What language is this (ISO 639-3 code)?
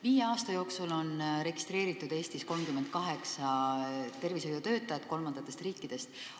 est